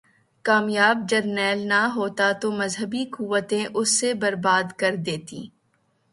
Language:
Urdu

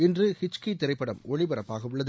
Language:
Tamil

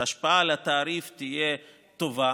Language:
Hebrew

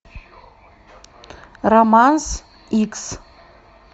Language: Russian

